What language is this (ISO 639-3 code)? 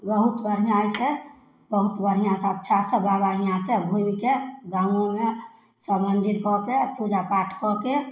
mai